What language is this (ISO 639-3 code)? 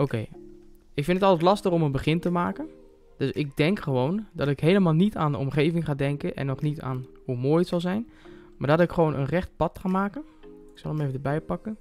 nld